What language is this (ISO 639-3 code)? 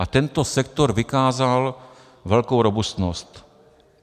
ces